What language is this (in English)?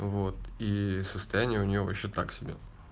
Russian